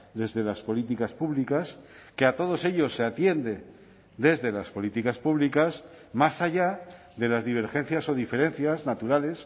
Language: Spanish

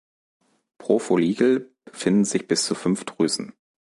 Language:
German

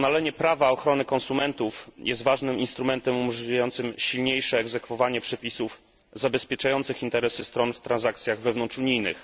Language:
Polish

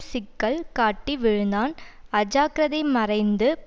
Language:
Tamil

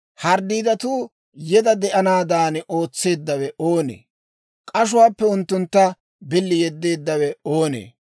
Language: Dawro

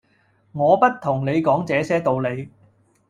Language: Cantonese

